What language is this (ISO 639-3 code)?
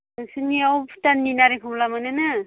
brx